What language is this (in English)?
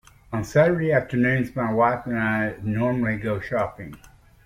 English